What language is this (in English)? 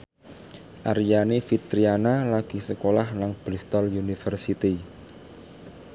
Javanese